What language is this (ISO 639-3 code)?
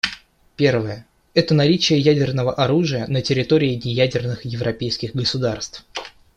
rus